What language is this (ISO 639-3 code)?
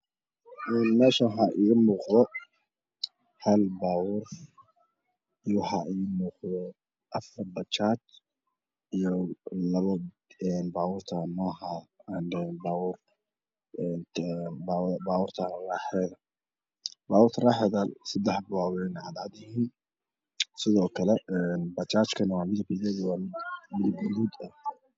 som